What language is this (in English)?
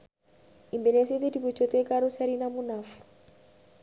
Javanese